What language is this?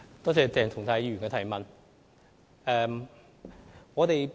Cantonese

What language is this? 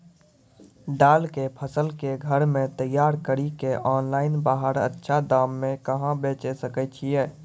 Maithili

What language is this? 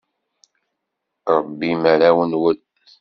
Kabyle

